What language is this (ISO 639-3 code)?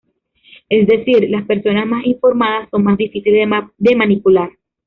spa